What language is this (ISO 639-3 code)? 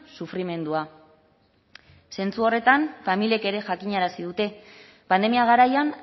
eus